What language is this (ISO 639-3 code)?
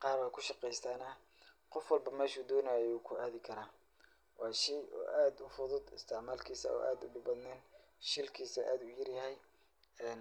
som